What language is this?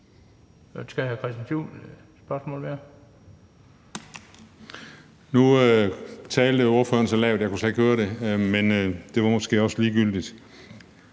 Danish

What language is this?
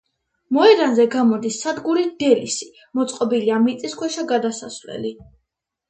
Georgian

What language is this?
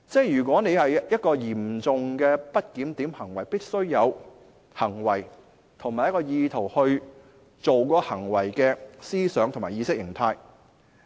Cantonese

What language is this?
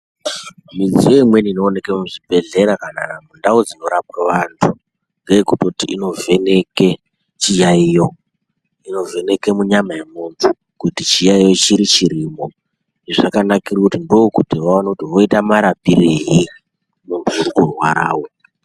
Ndau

